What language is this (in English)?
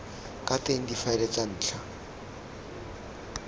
Tswana